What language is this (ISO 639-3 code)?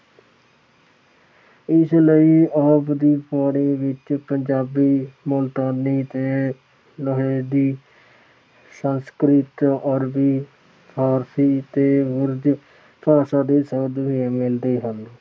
pan